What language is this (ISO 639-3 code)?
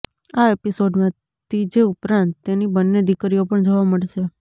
guj